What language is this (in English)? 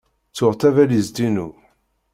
Kabyle